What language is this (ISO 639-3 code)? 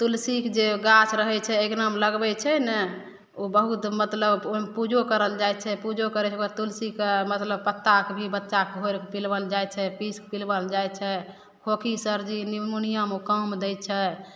mai